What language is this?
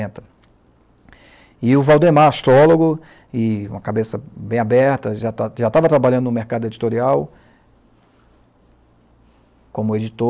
Portuguese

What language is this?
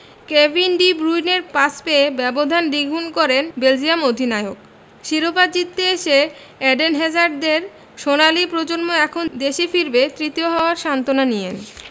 Bangla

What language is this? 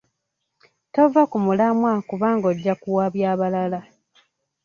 Ganda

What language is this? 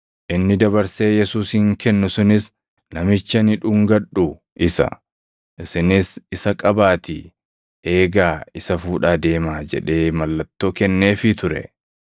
Oromo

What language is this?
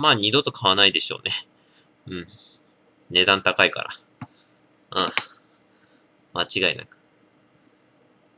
Japanese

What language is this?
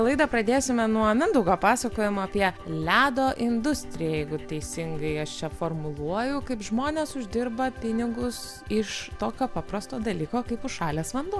Lithuanian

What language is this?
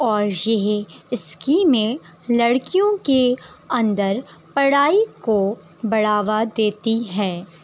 Urdu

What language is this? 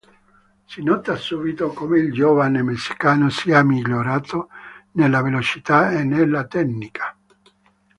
Italian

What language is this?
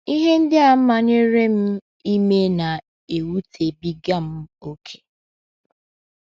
Igbo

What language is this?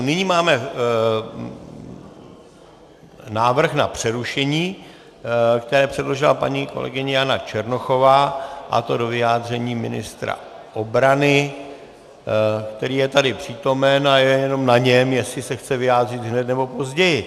Czech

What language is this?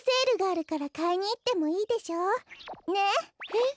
Japanese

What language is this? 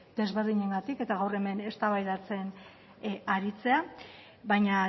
Basque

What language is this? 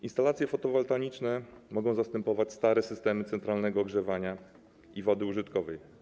Polish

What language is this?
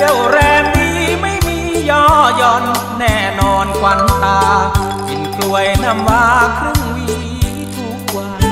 Thai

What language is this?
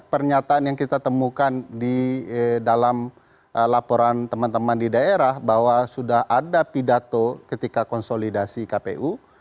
Indonesian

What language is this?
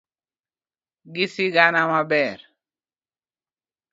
Luo (Kenya and Tanzania)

